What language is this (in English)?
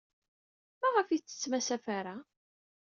Kabyle